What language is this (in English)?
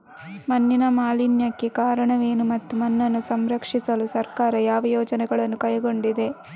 Kannada